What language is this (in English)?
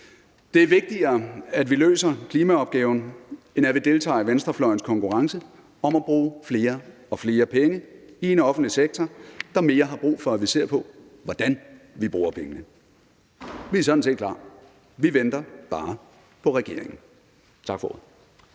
Danish